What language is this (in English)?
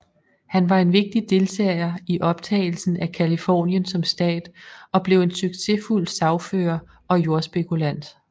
Danish